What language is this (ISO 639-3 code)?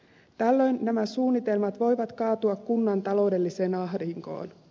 fin